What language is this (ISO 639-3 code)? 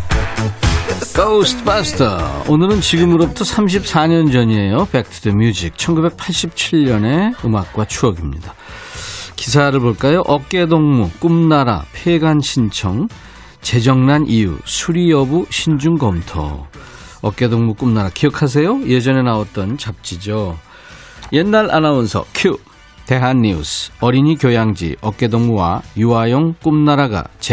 kor